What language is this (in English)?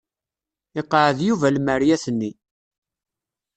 Kabyle